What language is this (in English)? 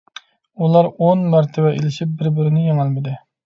Uyghur